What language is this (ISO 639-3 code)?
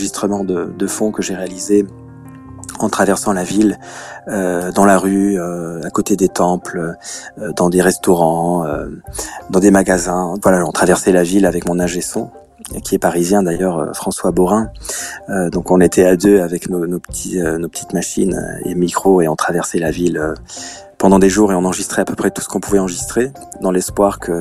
fra